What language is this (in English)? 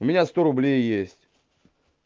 Russian